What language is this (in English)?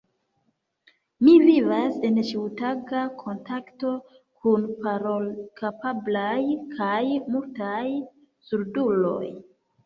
Esperanto